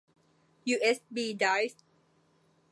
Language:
Thai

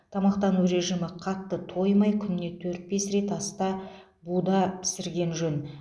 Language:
Kazakh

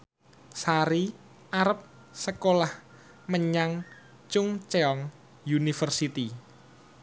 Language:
Javanese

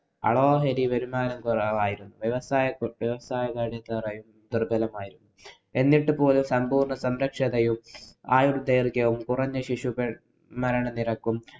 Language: Malayalam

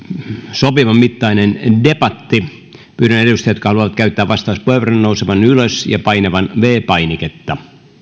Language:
Finnish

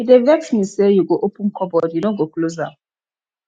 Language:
Nigerian Pidgin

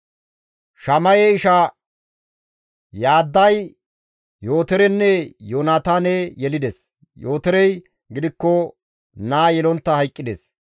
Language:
Gamo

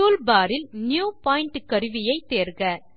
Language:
Tamil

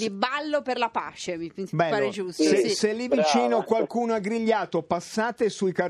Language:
Italian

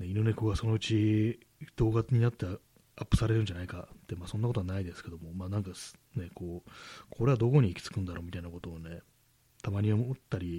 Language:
Japanese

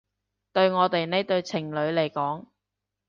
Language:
Cantonese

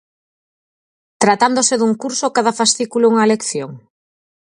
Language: Galician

